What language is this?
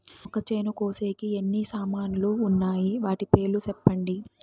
Telugu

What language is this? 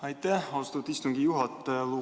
Estonian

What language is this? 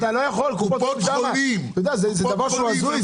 Hebrew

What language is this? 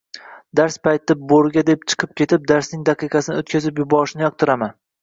Uzbek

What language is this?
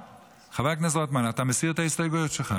Hebrew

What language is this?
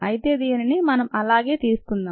Telugu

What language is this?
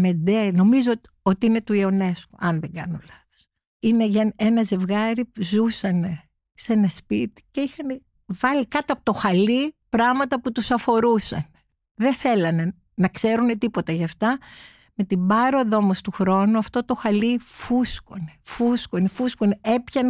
Greek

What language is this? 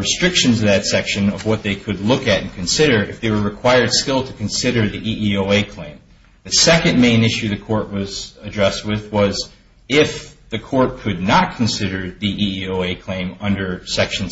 English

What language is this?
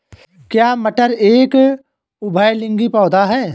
Hindi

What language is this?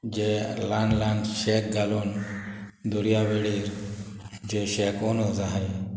Konkani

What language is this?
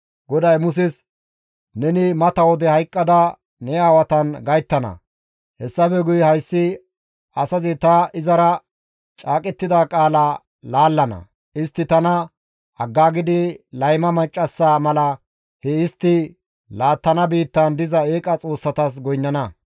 Gamo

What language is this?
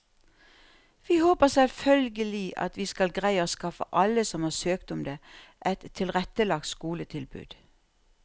Norwegian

